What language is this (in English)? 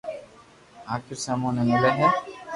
Loarki